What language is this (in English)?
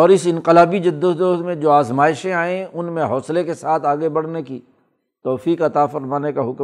Urdu